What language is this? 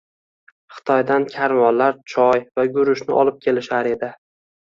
Uzbek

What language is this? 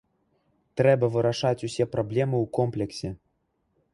Belarusian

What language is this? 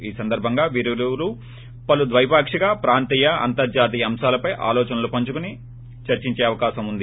Telugu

